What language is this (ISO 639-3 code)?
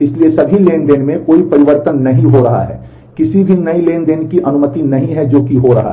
hin